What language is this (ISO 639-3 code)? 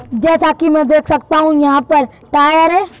hin